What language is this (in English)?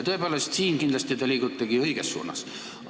Estonian